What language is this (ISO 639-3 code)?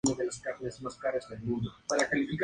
spa